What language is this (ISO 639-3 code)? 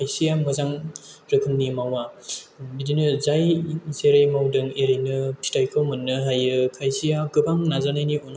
brx